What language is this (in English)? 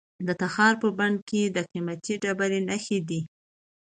Pashto